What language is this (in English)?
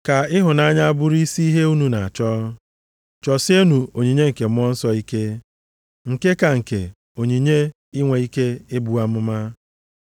Igbo